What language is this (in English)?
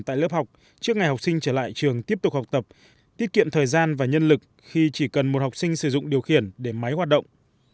Vietnamese